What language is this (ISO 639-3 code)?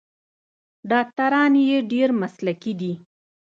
pus